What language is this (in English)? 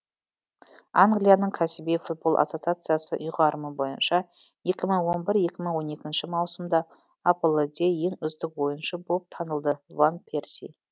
Kazakh